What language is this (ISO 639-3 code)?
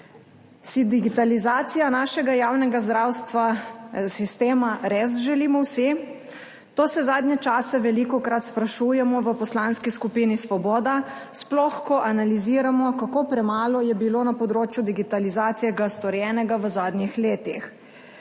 slv